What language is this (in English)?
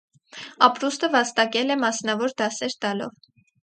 Armenian